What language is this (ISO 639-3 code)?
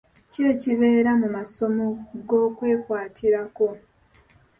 lug